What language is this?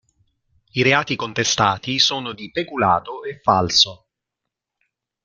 Italian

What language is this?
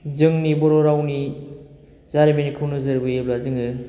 Bodo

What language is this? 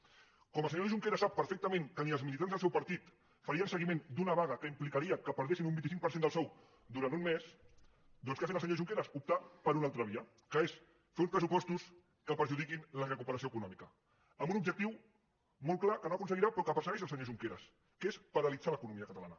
Catalan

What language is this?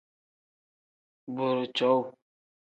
Tem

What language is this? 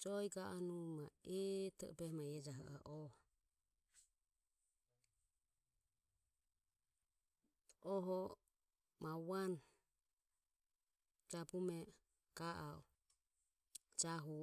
Ömie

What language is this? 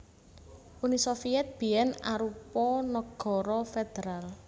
Javanese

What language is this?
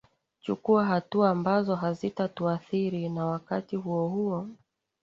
Swahili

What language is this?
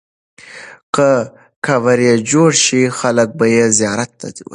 Pashto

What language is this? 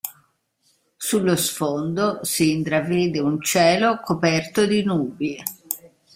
Italian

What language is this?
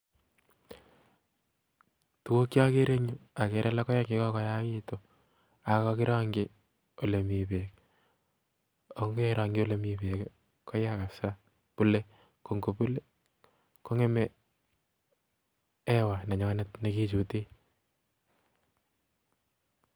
Kalenjin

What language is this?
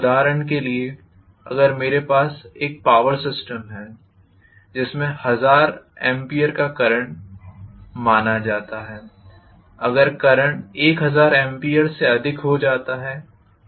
Hindi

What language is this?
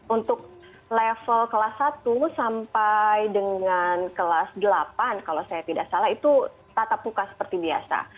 Indonesian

